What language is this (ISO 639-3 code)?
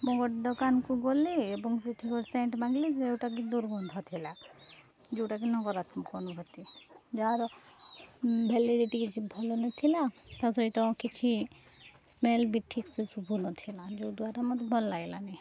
ori